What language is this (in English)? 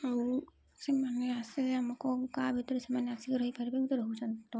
Odia